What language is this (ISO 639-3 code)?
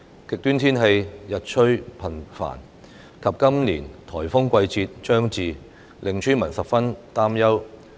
yue